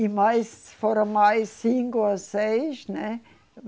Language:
Portuguese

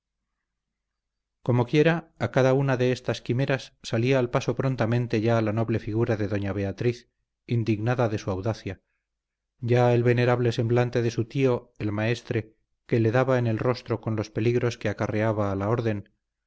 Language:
Spanish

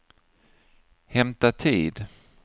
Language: Swedish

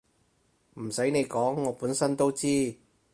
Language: Cantonese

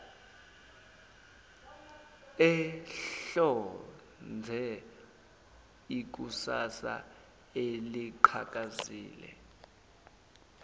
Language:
Zulu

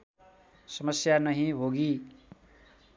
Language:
Nepali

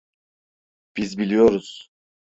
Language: Turkish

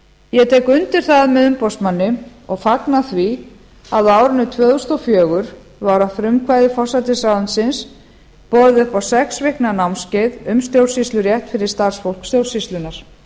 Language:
Icelandic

